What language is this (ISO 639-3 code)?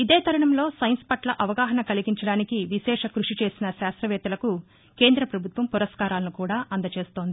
tel